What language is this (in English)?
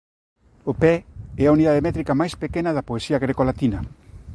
Galician